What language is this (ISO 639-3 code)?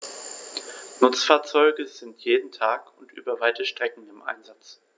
deu